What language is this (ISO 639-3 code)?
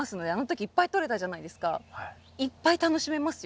jpn